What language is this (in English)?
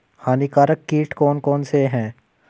Hindi